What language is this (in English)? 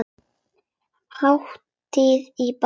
Icelandic